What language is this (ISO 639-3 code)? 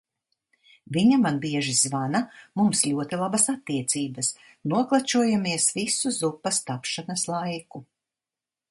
lav